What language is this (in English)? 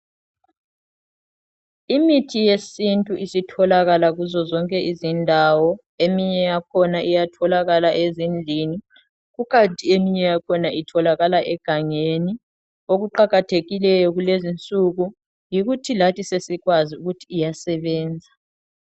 North Ndebele